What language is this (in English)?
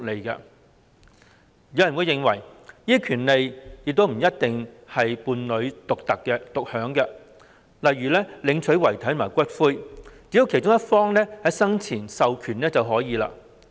Cantonese